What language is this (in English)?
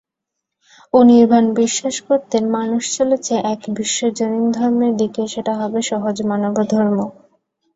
Bangla